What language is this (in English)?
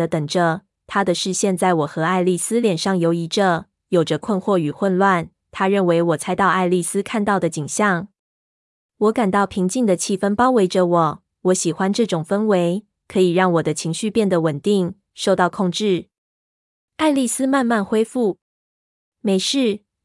Chinese